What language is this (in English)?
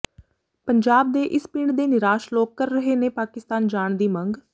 Punjabi